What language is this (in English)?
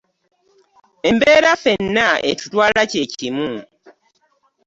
Ganda